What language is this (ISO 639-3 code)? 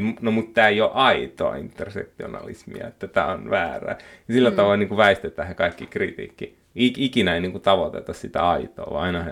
fin